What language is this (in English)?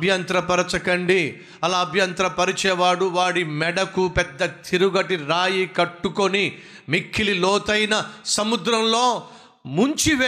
Telugu